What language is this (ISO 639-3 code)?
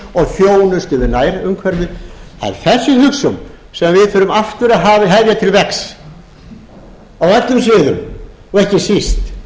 isl